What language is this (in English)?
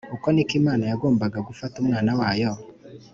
Kinyarwanda